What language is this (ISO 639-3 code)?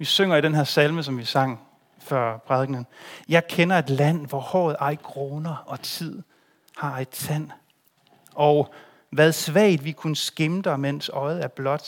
dan